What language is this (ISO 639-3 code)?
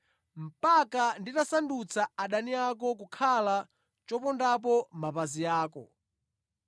nya